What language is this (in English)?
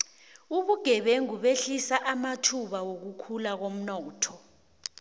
South Ndebele